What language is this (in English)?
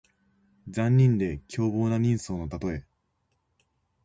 Japanese